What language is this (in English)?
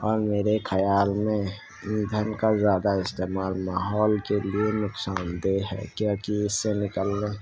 Urdu